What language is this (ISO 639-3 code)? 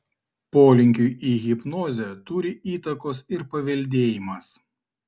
lit